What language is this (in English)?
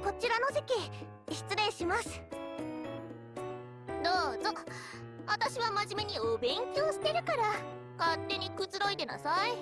Japanese